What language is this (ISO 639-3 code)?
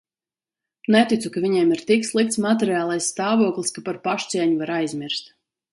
lav